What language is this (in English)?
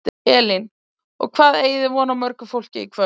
Icelandic